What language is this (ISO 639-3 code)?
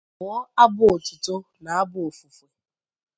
ibo